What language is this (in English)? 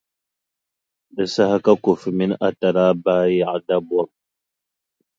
Dagbani